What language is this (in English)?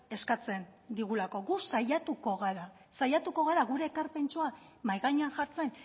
Basque